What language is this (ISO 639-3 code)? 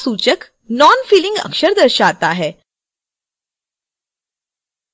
hin